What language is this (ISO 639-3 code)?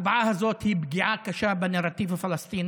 heb